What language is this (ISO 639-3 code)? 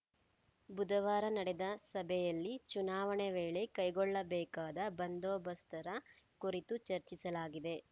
kan